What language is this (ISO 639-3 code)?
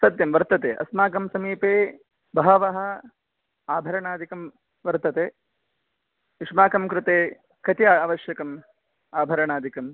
san